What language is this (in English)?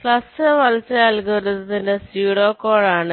Malayalam